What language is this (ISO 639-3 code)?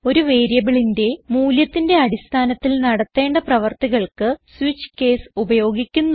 mal